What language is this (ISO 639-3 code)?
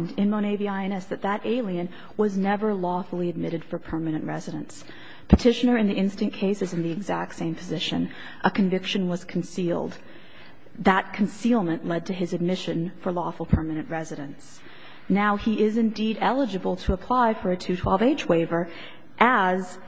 eng